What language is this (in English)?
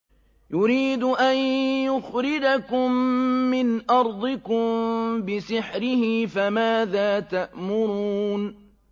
Arabic